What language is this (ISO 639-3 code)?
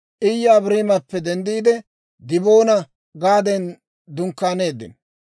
dwr